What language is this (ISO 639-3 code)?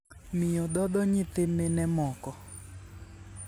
luo